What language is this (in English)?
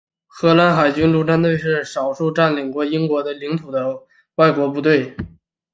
Chinese